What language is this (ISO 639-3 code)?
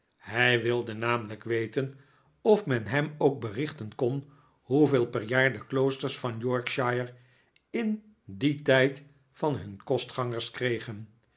nld